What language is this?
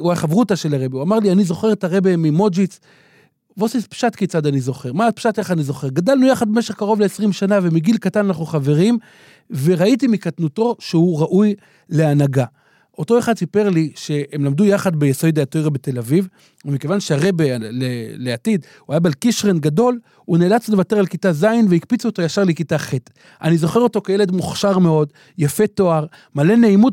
Hebrew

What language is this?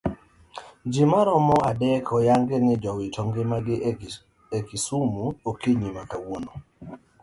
Luo (Kenya and Tanzania)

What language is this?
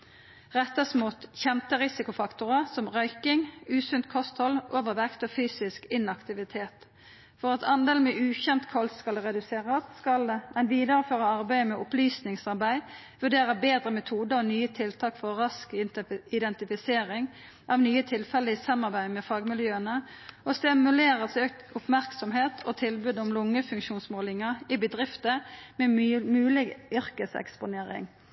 Norwegian Nynorsk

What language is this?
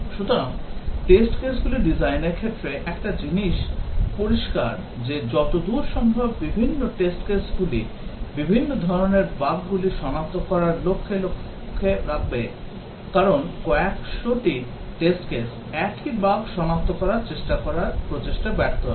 Bangla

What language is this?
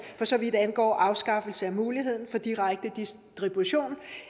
Danish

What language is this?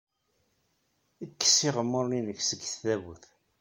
Kabyle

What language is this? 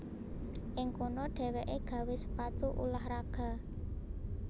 Javanese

